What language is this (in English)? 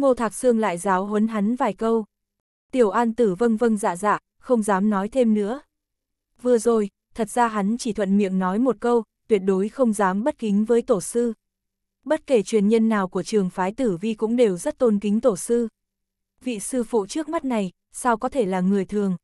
Vietnamese